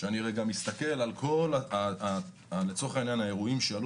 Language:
Hebrew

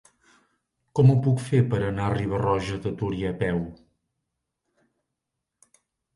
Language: Catalan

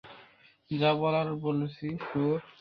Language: Bangla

